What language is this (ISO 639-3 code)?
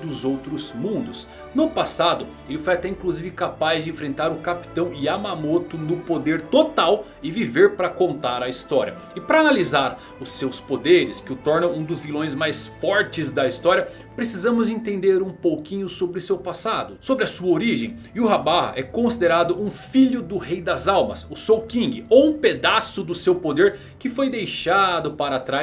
por